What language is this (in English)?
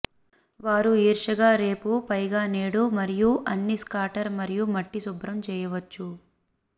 Telugu